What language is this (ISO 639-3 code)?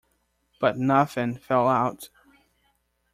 eng